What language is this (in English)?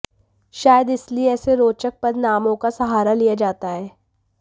Hindi